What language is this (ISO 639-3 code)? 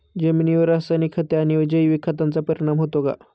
mar